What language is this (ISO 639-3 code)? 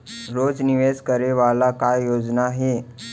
hne